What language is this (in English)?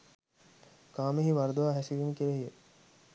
Sinhala